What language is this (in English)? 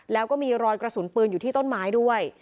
Thai